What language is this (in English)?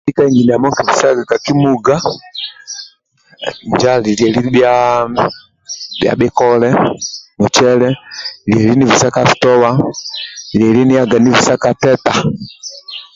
Amba (Uganda)